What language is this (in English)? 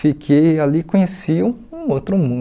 Portuguese